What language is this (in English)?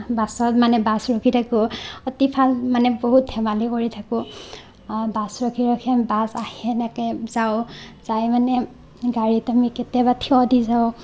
Assamese